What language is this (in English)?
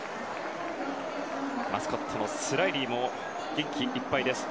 Japanese